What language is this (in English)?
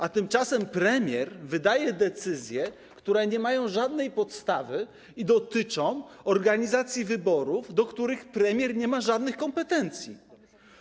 Polish